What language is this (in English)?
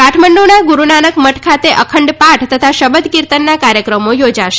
Gujarati